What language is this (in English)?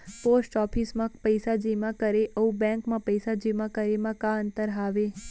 Chhattisgarhi